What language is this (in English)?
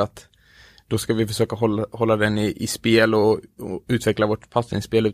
Swedish